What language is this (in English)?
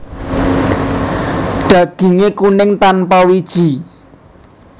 Javanese